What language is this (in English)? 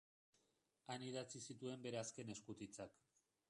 Basque